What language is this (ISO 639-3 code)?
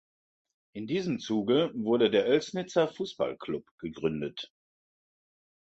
deu